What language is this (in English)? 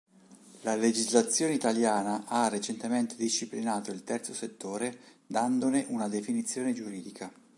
Italian